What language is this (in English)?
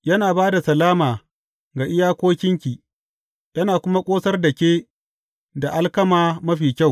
Hausa